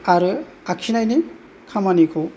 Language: Bodo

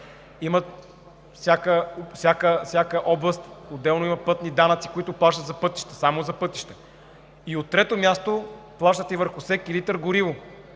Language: Bulgarian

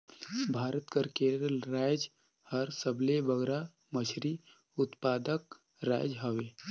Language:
Chhattisgarhi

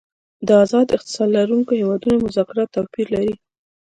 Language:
Pashto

